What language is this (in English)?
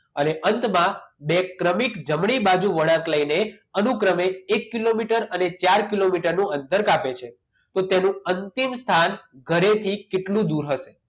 Gujarati